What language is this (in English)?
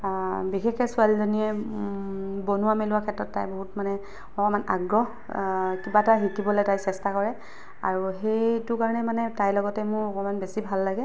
Assamese